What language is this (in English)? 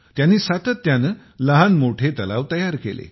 Marathi